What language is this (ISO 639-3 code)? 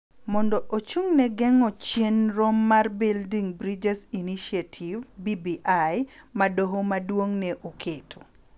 luo